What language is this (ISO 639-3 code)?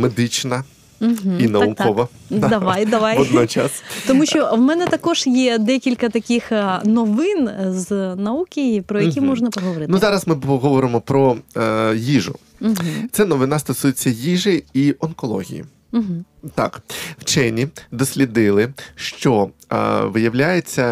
ukr